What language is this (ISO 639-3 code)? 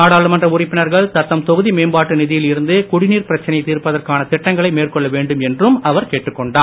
tam